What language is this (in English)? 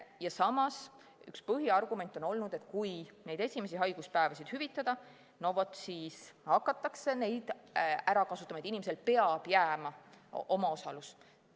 Estonian